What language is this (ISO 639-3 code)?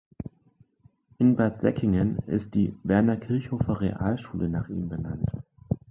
deu